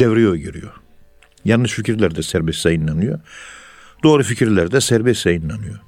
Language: Turkish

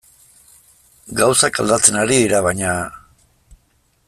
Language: Basque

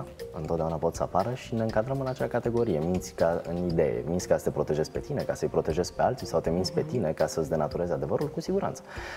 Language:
Romanian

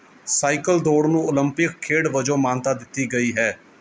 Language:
Punjabi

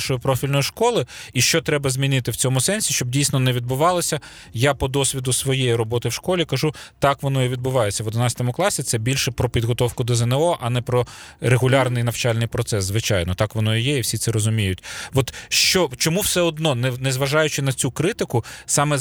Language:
Ukrainian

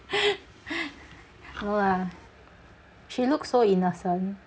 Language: English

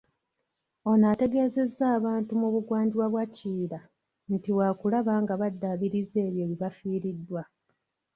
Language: Ganda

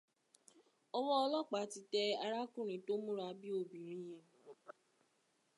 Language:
Yoruba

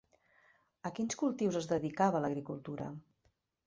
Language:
Catalan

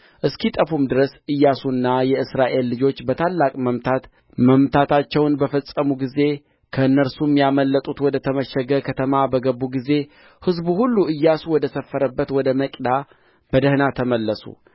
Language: Amharic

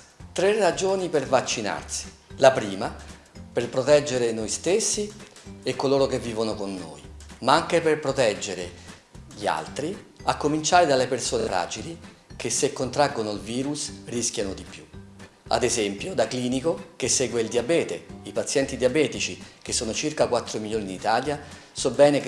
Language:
Italian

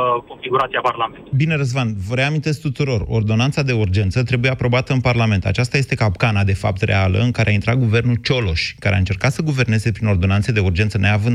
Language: Romanian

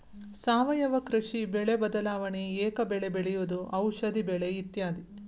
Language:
Kannada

